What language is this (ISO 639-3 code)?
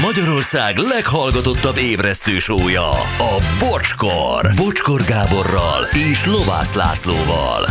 hun